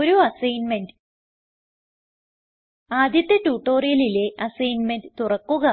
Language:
Malayalam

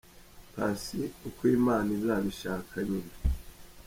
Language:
Kinyarwanda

